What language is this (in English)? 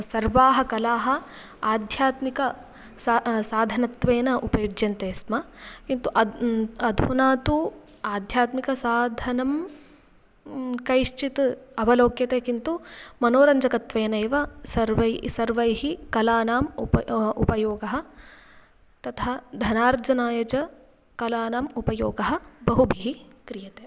Sanskrit